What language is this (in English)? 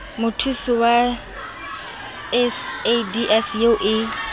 Southern Sotho